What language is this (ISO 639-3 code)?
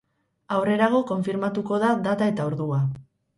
eus